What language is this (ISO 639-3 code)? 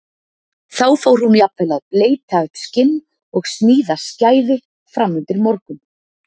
isl